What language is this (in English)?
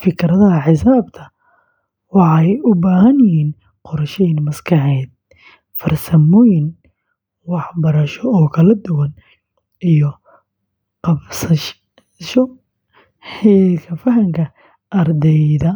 Somali